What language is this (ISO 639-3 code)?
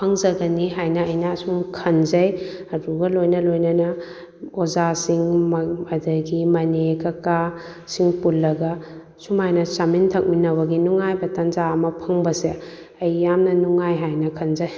mni